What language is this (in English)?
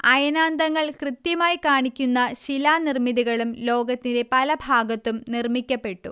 Malayalam